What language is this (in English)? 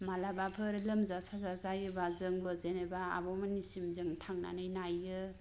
Bodo